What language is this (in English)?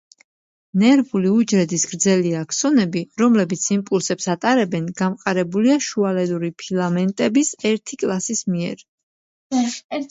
Georgian